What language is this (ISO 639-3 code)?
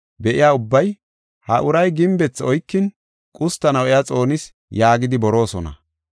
gof